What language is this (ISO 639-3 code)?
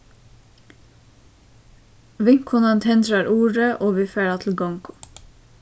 fao